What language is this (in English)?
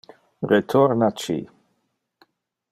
Interlingua